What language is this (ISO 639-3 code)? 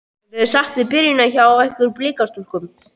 isl